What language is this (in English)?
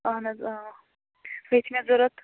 Kashmiri